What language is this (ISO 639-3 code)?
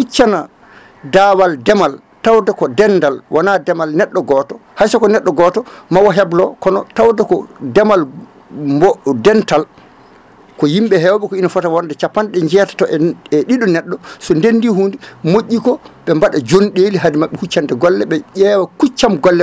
ful